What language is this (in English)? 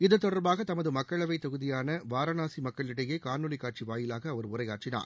Tamil